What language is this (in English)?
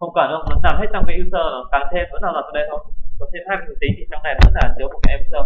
Vietnamese